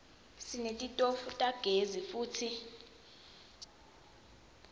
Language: Swati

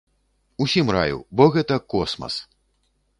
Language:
Belarusian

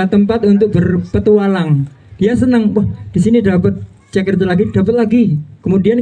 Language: Indonesian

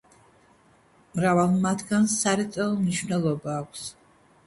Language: Georgian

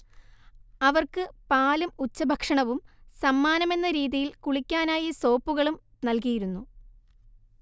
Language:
Malayalam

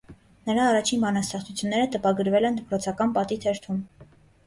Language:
Armenian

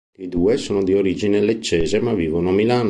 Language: Italian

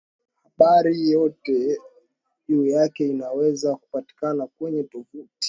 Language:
Swahili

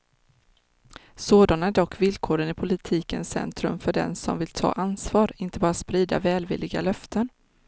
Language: Swedish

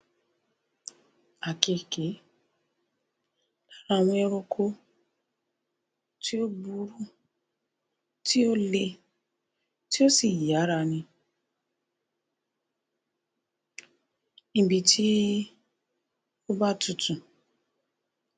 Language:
Yoruba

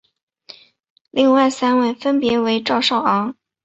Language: Chinese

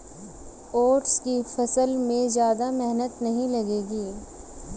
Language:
Hindi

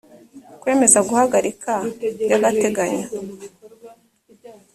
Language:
Kinyarwanda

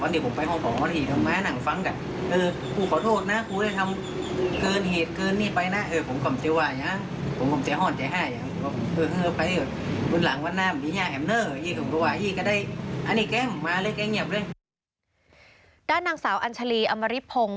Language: Thai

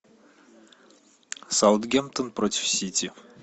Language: Russian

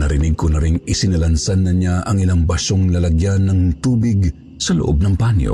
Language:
Filipino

